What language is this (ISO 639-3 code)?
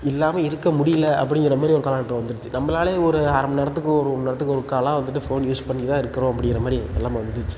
tam